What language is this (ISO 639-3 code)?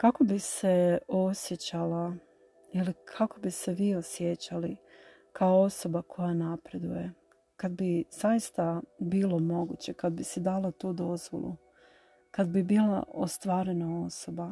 hrv